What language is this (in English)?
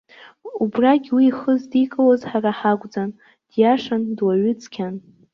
Abkhazian